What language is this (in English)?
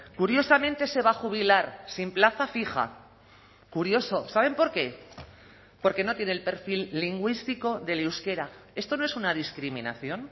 Spanish